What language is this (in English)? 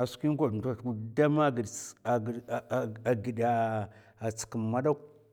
Mafa